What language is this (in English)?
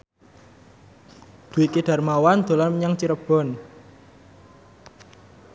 Javanese